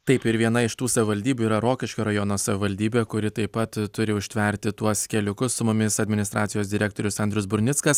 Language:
Lithuanian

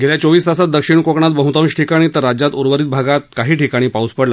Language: Marathi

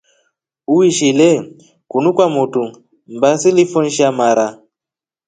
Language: Rombo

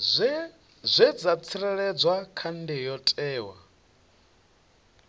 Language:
Venda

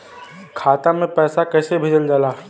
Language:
Bhojpuri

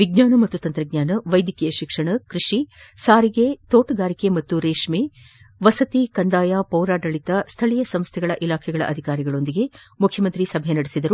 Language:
Kannada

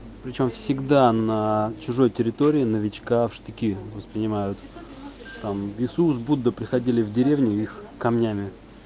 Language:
Russian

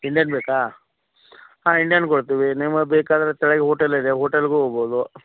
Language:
Kannada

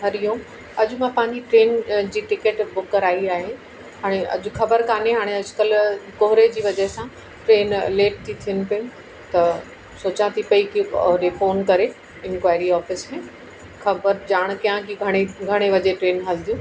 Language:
Sindhi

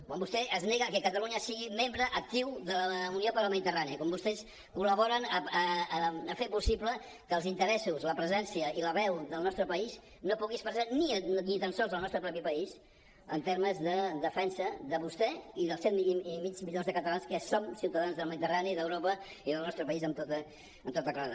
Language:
Catalan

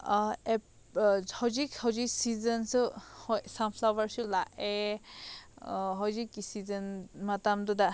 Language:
Manipuri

